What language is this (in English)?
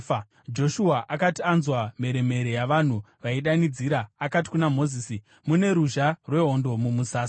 Shona